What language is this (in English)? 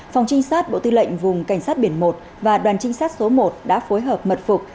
Vietnamese